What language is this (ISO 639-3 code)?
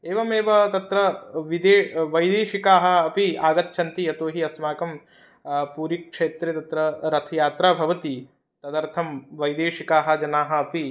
san